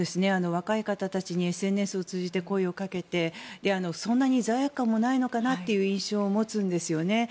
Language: Japanese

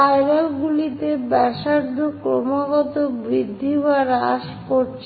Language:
Bangla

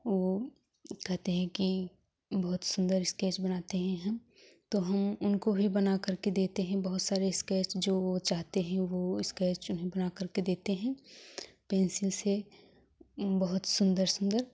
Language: Hindi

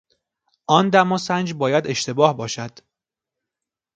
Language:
Persian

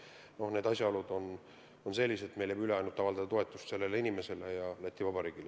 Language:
Estonian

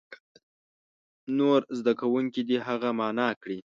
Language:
Pashto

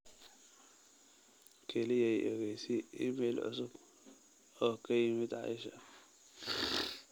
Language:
Somali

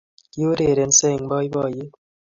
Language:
Kalenjin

